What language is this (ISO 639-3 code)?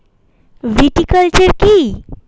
ben